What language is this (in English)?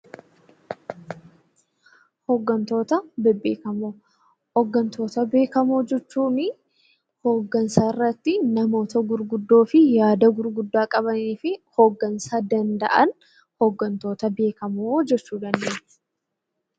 Oromo